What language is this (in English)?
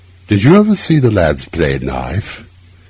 English